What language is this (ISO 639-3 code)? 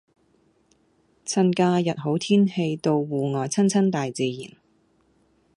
yue